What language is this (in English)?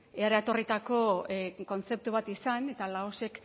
Basque